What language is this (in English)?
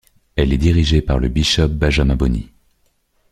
French